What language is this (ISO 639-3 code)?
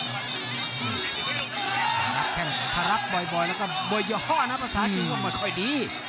tha